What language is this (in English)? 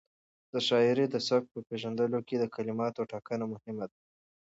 Pashto